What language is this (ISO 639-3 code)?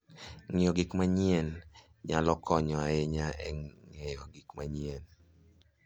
luo